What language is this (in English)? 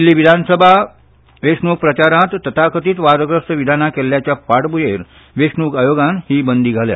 Konkani